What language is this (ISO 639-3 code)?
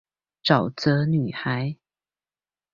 zho